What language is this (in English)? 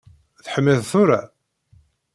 Kabyle